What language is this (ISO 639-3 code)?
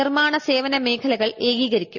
mal